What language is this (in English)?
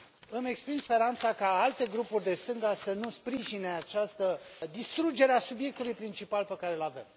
Romanian